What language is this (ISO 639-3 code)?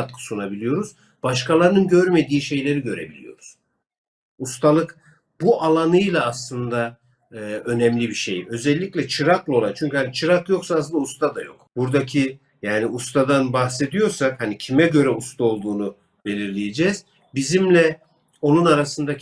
tur